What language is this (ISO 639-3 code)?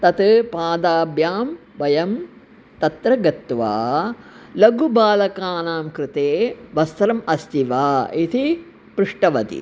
san